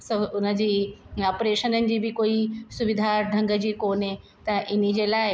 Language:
Sindhi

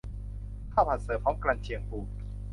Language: Thai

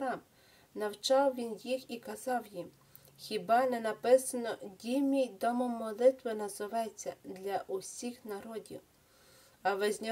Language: Ukrainian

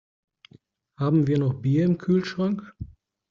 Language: German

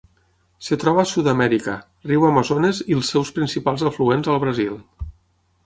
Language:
Catalan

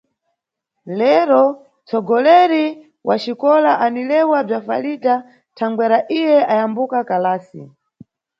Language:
Nyungwe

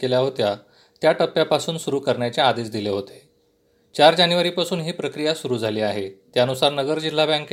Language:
Marathi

